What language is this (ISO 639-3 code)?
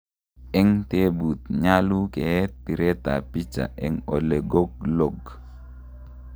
kln